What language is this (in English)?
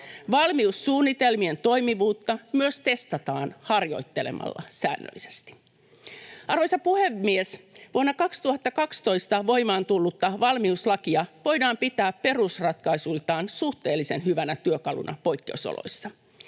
Finnish